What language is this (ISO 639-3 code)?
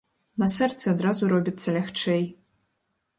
bel